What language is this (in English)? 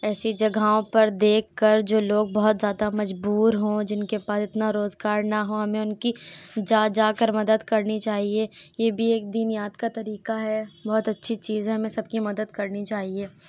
Urdu